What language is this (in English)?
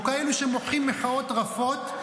Hebrew